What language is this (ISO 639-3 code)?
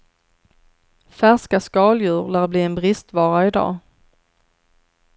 swe